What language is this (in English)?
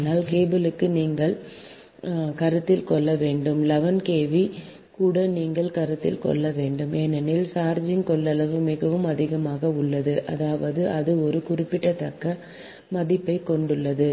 Tamil